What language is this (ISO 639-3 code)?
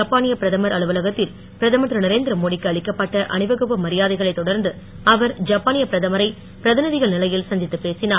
tam